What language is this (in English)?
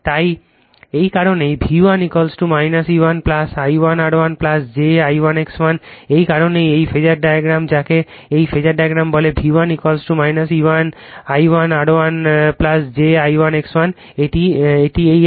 Bangla